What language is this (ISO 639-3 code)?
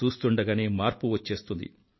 tel